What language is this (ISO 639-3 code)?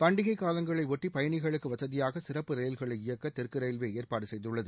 tam